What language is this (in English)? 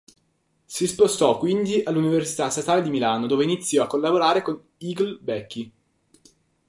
Italian